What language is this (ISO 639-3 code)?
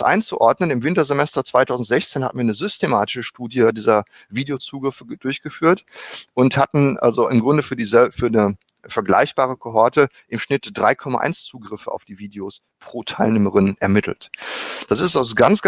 deu